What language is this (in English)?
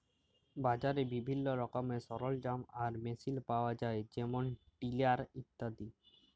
Bangla